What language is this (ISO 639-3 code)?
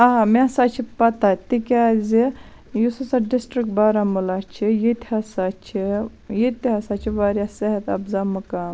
kas